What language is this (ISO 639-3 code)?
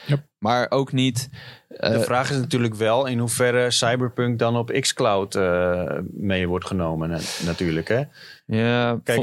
nld